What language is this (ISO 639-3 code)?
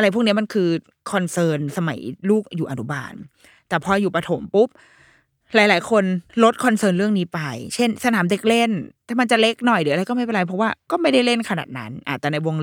tha